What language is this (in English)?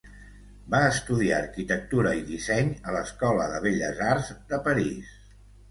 Catalan